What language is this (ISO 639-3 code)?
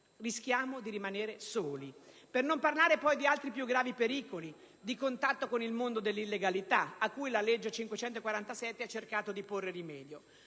ita